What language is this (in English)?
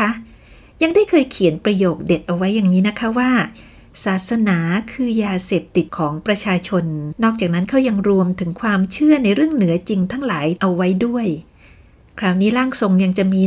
Thai